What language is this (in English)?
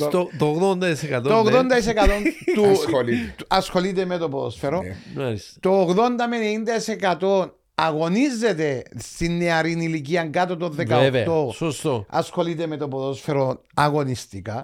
Greek